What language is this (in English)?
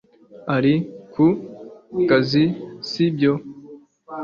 Kinyarwanda